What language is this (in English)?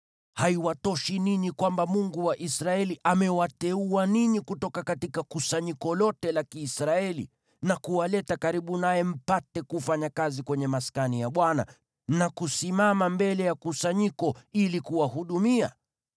Swahili